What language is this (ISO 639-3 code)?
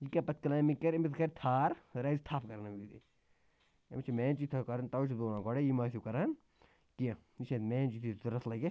kas